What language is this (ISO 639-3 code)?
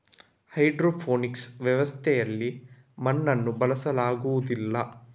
kan